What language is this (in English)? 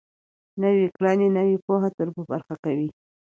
Pashto